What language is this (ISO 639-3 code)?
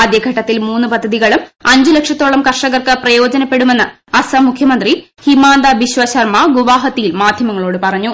mal